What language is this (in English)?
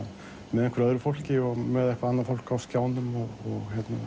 Icelandic